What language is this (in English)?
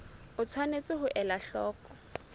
Southern Sotho